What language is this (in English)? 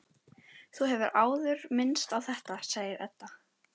Icelandic